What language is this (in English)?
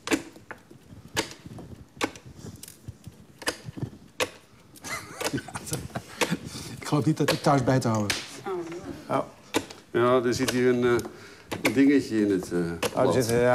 Dutch